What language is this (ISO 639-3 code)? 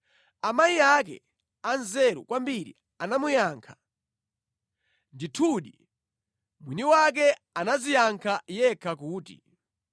nya